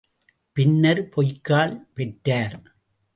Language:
Tamil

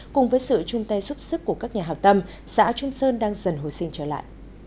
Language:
Vietnamese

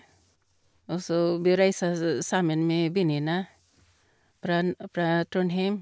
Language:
Norwegian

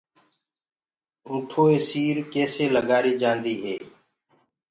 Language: Gurgula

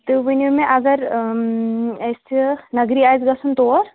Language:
Kashmiri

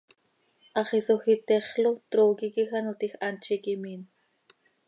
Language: Seri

